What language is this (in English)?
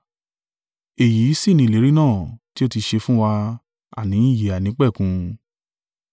Yoruba